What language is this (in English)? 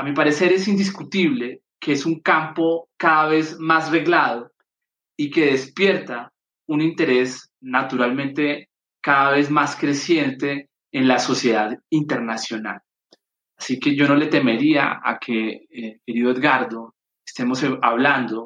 Spanish